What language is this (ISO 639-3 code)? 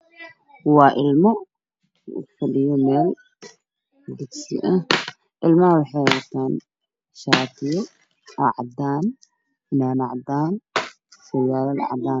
som